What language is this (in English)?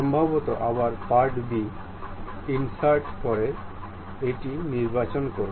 Bangla